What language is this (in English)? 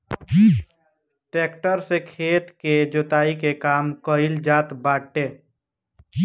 Bhojpuri